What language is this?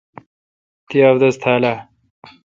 Kalkoti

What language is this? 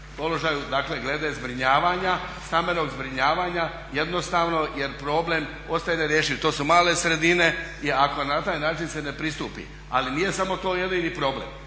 Croatian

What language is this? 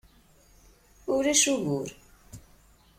Kabyle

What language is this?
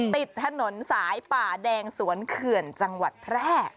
Thai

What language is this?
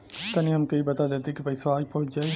Bhojpuri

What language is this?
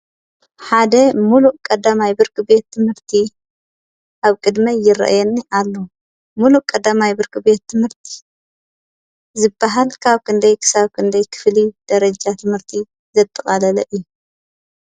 Tigrinya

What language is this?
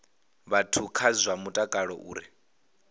Venda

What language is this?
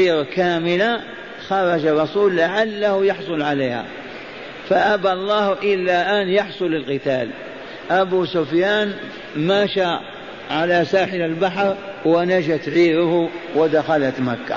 Arabic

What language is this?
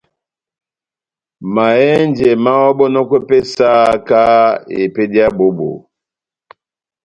Batanga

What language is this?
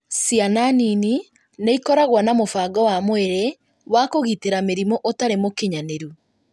Kikuyu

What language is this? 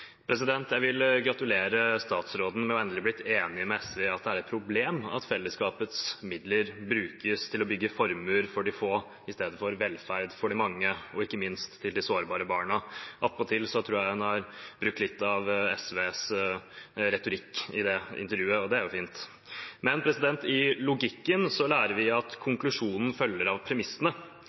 Norwegian Bokmål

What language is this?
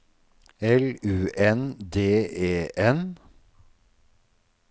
Norwegian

